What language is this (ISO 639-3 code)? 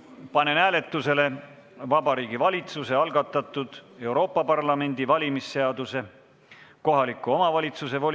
est